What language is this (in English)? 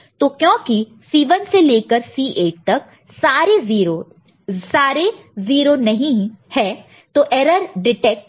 Hindi